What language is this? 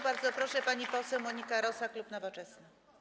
Polish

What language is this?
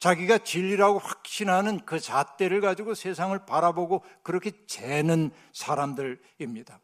Korean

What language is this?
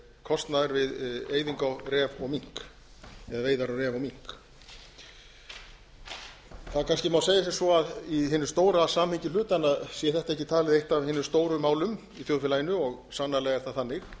Icelandic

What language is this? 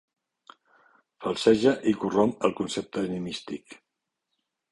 Catalan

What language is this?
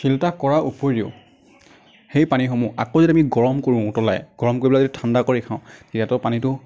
Assamese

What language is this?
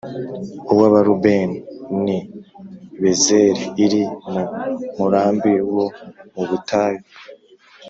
Kinyarwanda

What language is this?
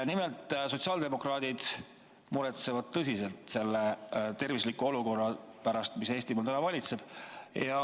Estonian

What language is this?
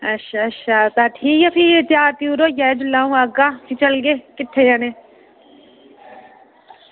Dogri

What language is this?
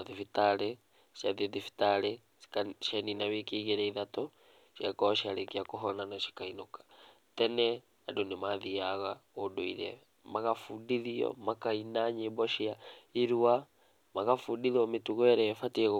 Kikuyu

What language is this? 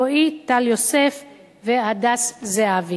Hebrew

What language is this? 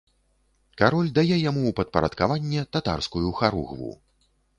Belarusian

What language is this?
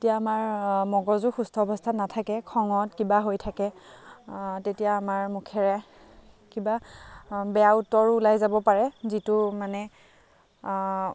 Assamese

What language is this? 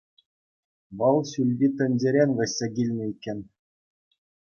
Chuvash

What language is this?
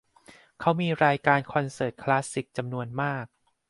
Thai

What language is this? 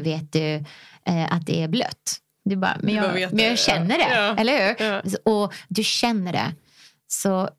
Swedish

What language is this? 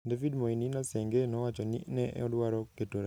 Luo (Kenya and Tanzania)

